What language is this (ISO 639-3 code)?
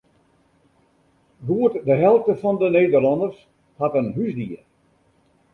fry